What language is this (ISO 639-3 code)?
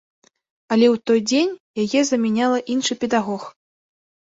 bel